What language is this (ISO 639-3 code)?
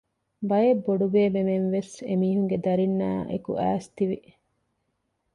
div